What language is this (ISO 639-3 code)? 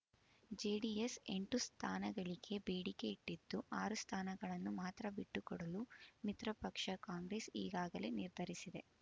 kan